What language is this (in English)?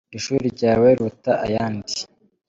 Kinyarwanda